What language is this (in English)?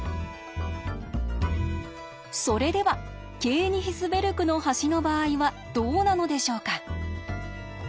Japanese